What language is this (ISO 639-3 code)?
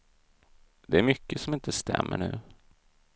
swe